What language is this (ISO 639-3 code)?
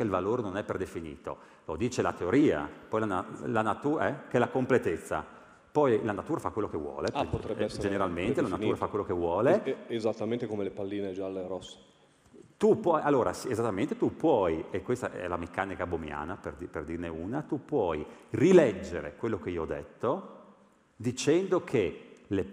ita